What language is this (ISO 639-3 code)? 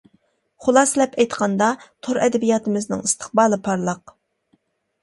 uig